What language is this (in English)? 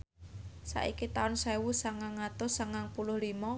Javanese